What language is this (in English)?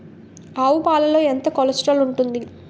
Telugu